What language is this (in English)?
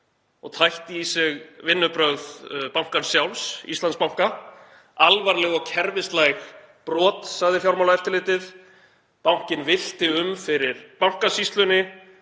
Icelandic